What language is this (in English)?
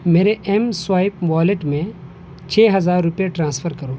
Urdu